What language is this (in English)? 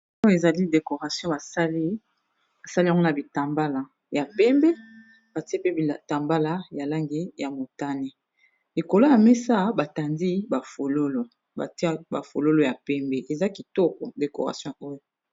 Lingala